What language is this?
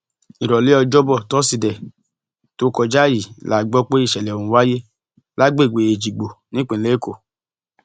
Yoruba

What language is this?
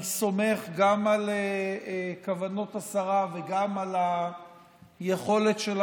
Hebrew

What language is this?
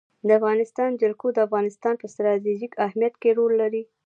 Pashto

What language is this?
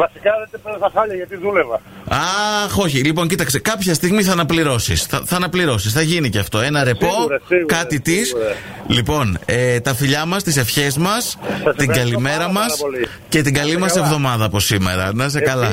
Greek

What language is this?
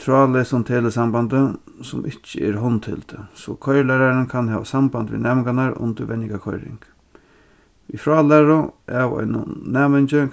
Faroese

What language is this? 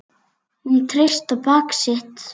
Icelandic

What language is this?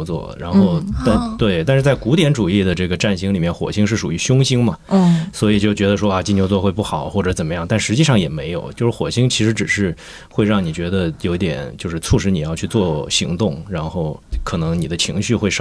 Chinese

